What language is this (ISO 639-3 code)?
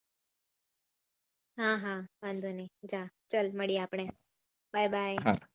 guj